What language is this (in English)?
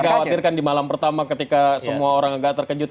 Indonesian